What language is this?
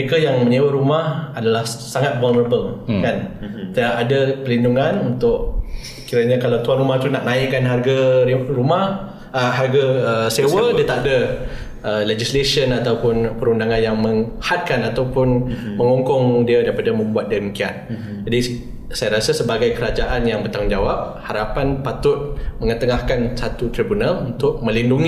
Malay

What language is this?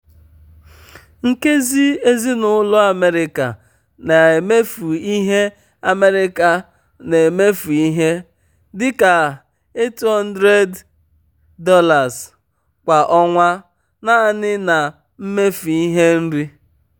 Igbo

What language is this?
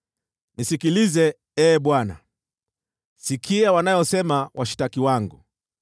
Swahili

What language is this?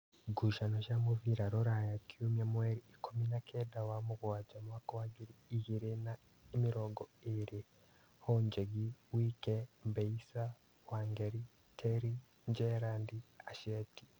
Kikuyu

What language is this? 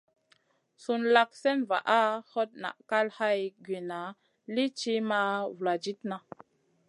Masana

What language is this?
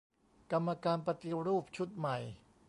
Thai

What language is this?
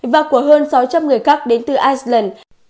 Vietnamese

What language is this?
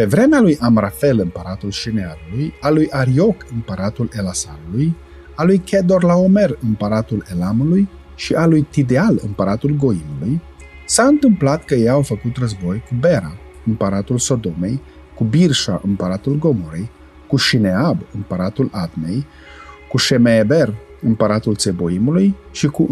Romanian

